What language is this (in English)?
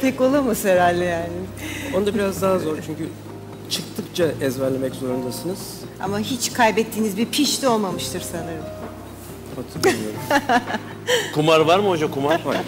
Turkish